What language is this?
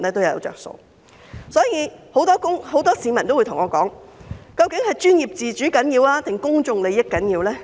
Cantonese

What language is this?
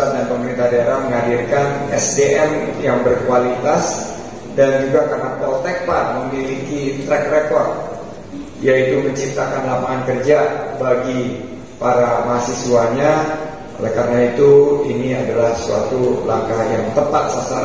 Indonesian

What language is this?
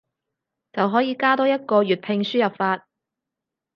Cantonese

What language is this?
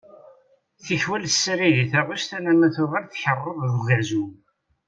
Kabyle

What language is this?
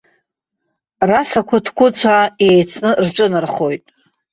Abkhazian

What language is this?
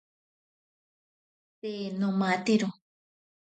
Ashéninka Perené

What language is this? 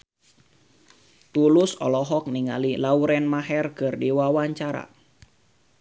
Sundanese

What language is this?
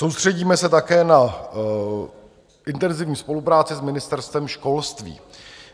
Czech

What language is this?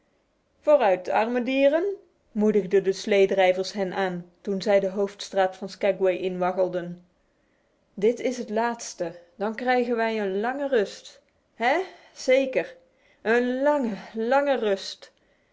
Dutch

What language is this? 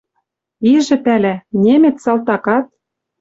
Western Mari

